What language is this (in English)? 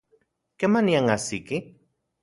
Central Puebla Nahuatl